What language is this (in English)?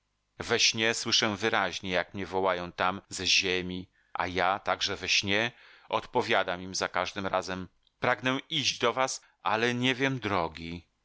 Polish